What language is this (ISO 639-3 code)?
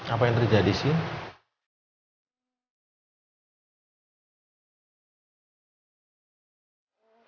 ind